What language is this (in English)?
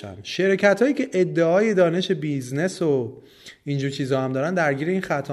Persian